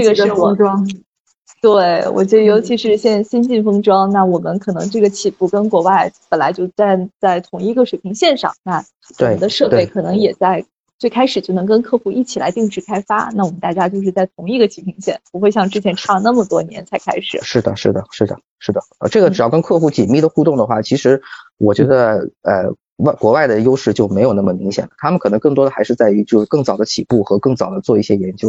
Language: Chinese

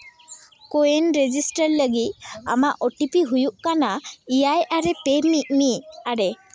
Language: Santali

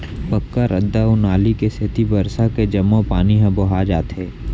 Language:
Chhattisgarhi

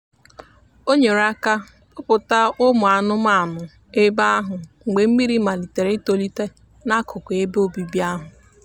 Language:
Igbo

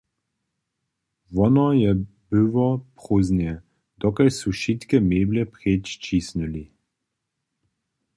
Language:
Upper Sorbian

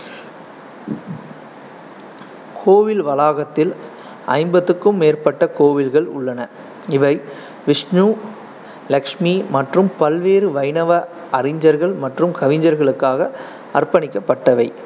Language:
Tamil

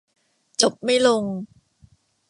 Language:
Thai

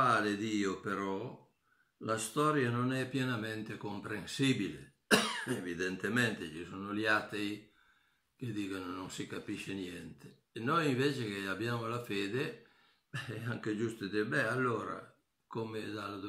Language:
Italian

